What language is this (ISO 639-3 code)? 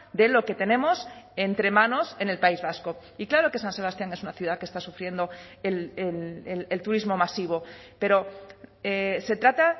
spa